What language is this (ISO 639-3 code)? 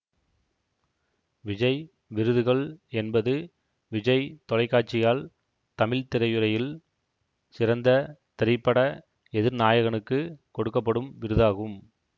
tam